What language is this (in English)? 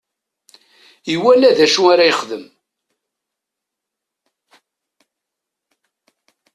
Kabyle